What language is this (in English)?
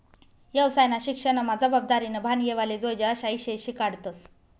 Marathi